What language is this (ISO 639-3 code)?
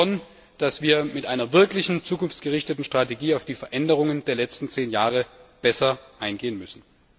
deu